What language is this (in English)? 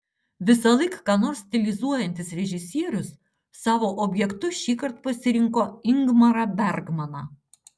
Lithuanian